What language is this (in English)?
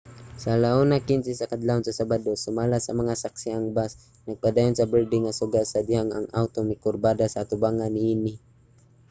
Cebuano